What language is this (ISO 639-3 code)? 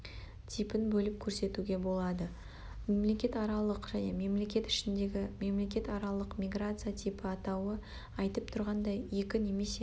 kaz